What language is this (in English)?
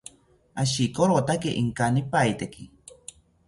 South Ucayali Ashéninka